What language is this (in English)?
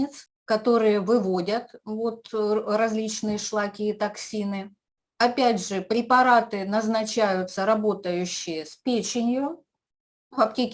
Russian